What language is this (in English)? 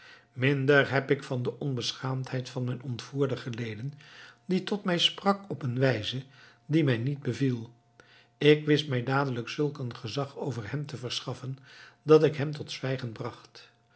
Dutch